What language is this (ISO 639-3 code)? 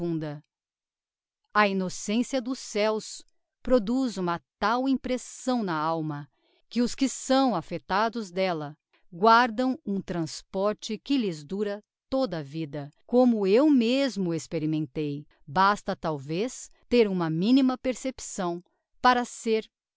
por